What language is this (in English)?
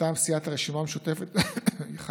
Hebrew